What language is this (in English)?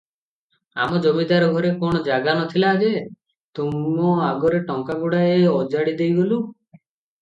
Odia